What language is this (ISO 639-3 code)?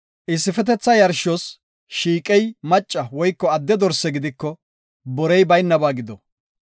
gof